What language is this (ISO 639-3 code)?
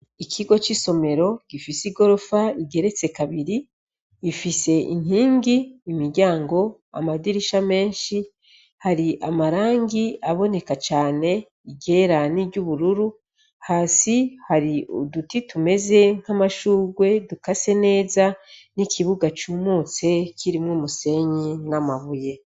run